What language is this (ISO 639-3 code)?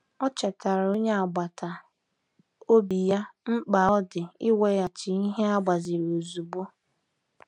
ibo